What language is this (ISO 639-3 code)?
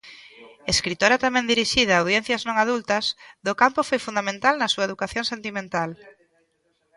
glg